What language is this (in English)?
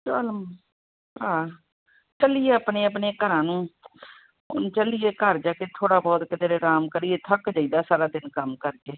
Punjabi